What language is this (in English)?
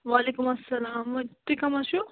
Kashmiri